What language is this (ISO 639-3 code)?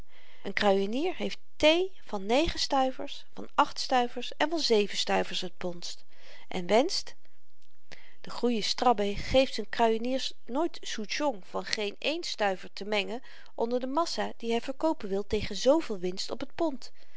nld